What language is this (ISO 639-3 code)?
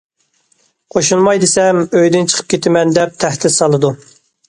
uig